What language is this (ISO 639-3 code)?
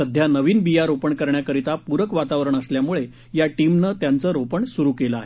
mar